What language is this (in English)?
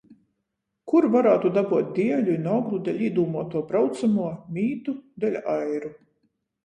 Latgalian